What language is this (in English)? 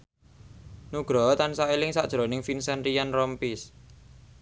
Javanese